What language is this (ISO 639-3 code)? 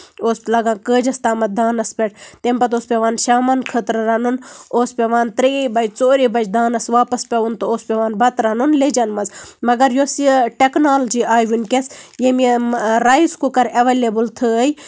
kas